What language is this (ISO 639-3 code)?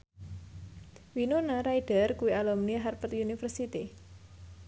jav